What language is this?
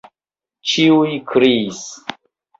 Esperanto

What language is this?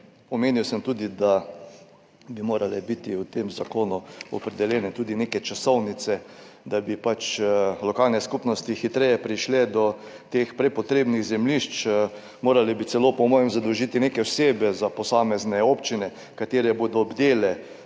Slovenian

